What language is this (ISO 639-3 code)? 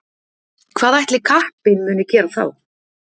isl